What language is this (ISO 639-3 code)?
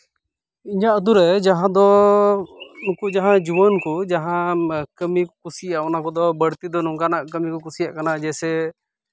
sat